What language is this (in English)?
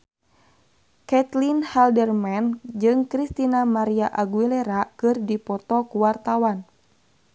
Sundanese